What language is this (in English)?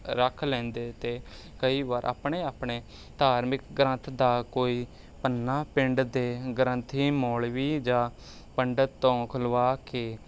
Punjabi